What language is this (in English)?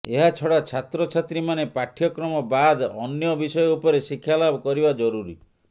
Odia